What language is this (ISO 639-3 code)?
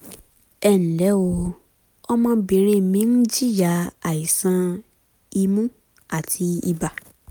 yor